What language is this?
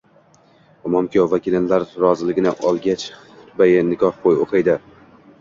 Uzbek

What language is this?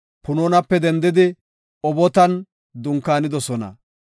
Gofa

